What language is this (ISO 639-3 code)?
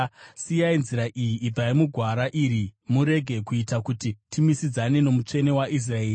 sna